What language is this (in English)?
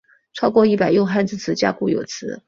Chinese